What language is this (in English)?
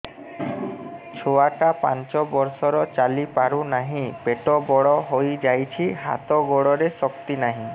Odia